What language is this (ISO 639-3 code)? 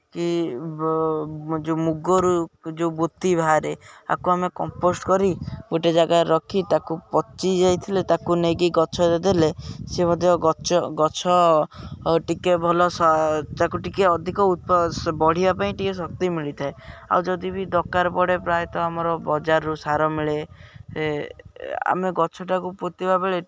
ori